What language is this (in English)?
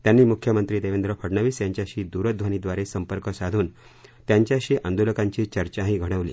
Marathi